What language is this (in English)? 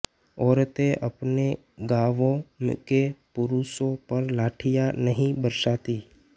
Hindi